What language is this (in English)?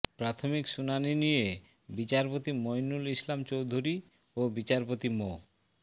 Bangla